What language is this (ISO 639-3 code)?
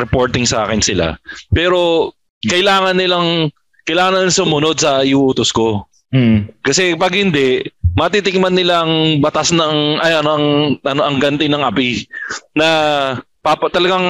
fil